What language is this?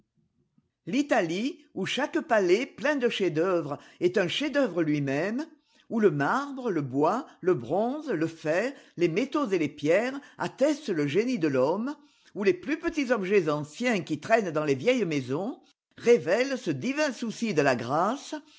French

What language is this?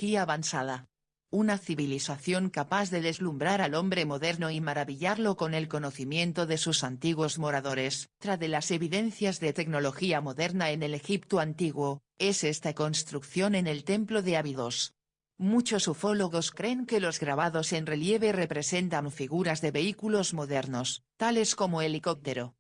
Spanish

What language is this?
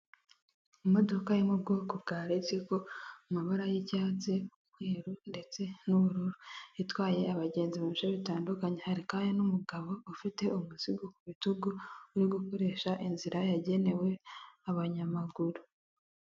Kinyarwanda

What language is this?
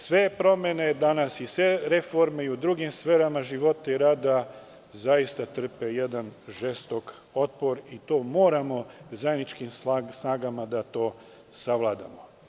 Serbian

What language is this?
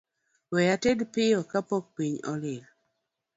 Luo (Kenya and Tanzania)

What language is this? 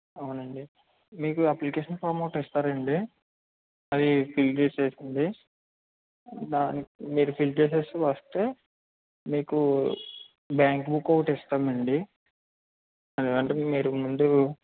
Telugu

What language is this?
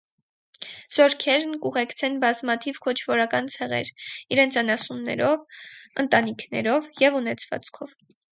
Armenian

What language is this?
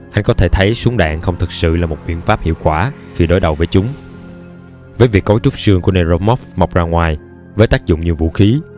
Vietnamese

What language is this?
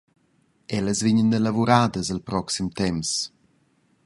Romansh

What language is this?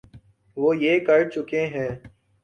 Urdu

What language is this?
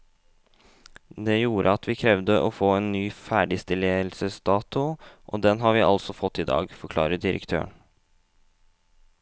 Norwegian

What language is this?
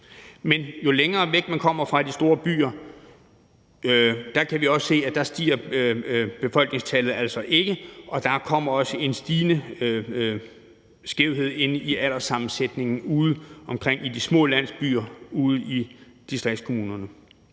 Danish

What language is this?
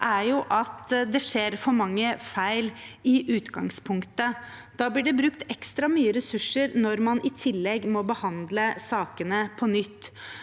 Norwegian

